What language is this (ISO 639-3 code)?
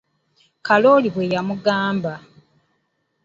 lug